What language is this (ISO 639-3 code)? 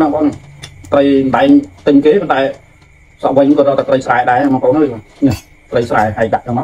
vie